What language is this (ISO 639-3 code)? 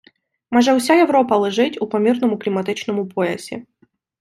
ukr